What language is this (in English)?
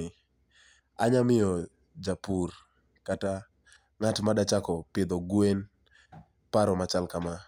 Luo (Kenya and Tanzania)